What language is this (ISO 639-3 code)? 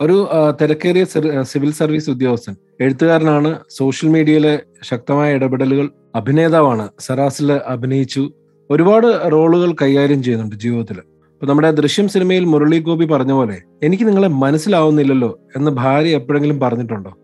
mal